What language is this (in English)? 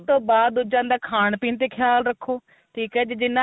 Punjabi